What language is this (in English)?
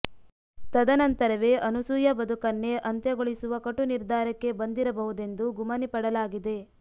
Kannada